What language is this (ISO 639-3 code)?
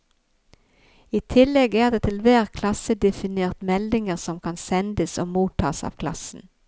nor